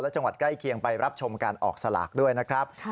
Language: Thai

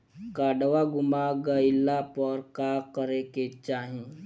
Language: Bhojpuri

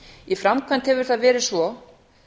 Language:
Icelandic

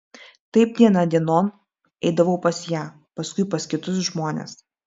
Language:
Lithuanian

